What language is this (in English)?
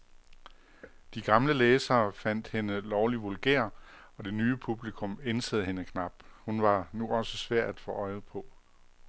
Danish